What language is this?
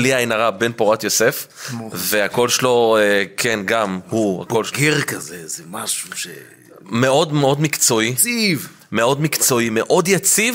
Hebrew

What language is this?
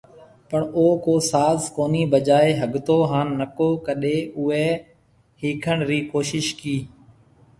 Marwari (Pakistan)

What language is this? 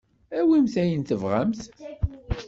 Kabyle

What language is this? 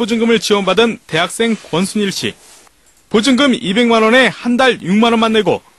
Korean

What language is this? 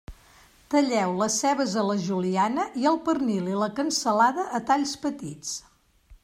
Catalan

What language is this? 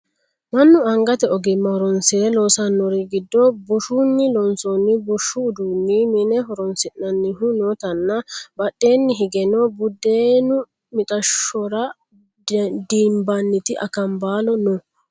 Sidamo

